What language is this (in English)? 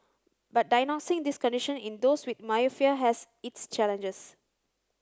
English